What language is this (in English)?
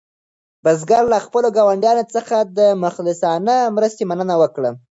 Pashto